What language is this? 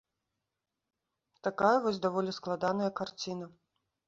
Belarusian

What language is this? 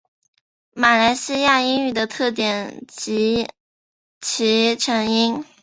Chinese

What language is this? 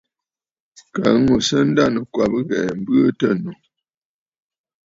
Bafut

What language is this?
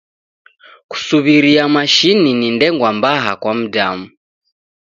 Taita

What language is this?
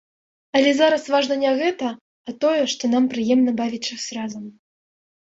Belarusian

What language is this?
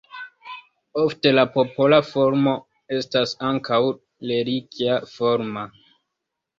Esperanto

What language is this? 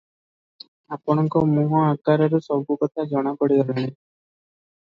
Odia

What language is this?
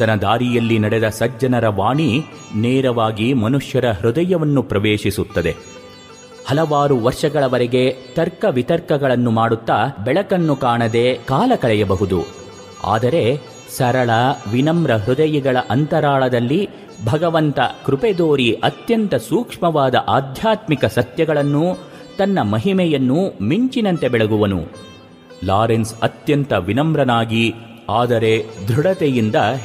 Kannada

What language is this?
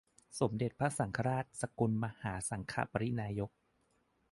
Thai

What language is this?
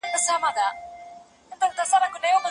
Pashto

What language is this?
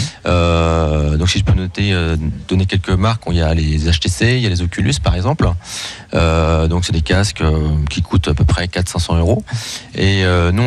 French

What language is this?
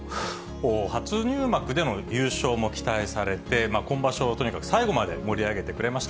Japanese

